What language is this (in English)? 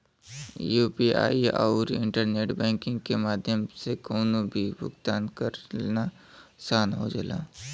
Bhojpuri